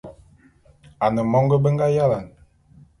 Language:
Bulu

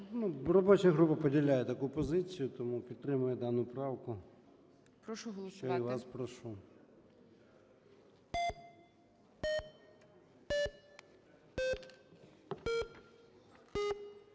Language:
Ukrainian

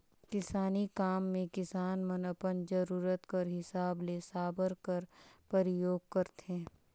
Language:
Chhattisgarhi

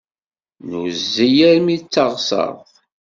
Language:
Kabyle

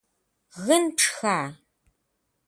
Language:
Kabardian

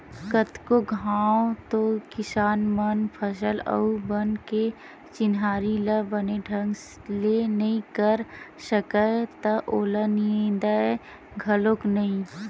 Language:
Chhattisgarhi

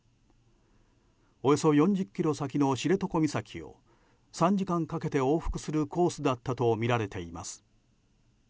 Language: Japanese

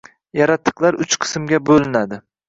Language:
Uzbek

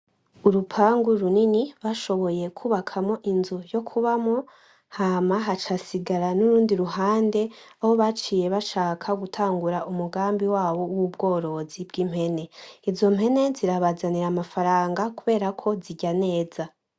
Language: Rundi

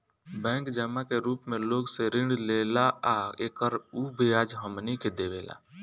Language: Bhojpuri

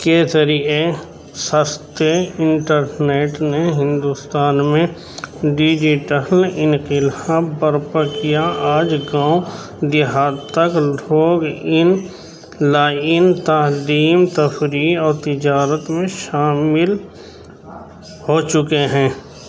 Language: Urdu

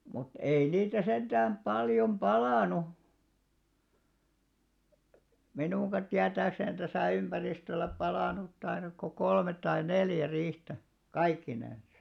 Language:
Finnish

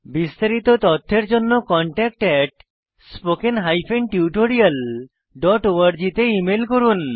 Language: Bangla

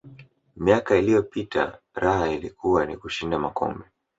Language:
Swahili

